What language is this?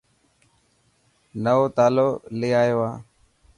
Dhatki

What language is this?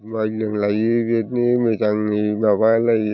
Bodo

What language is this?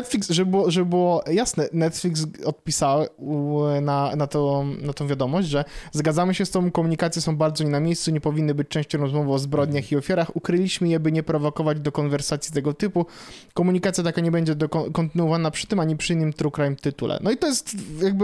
Polish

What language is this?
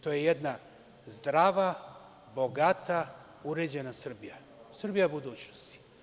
Serbian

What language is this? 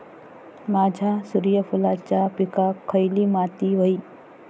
Marathi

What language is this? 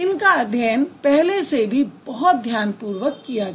Hindi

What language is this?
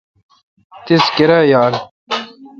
Kalkoti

